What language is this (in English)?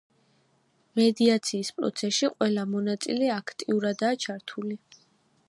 Georgian